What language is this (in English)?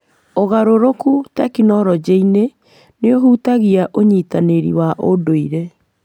Kikuyu